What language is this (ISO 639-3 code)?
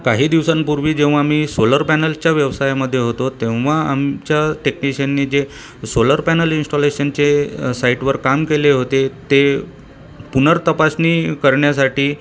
mar